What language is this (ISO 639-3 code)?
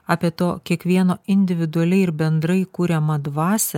lit